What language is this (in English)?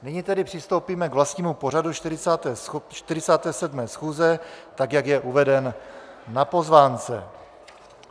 Czech